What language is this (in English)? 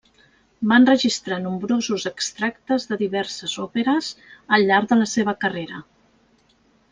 Catalan